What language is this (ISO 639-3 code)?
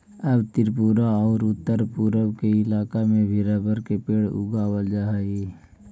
mag